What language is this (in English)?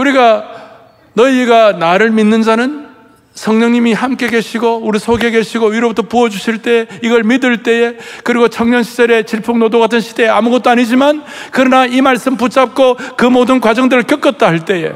Korean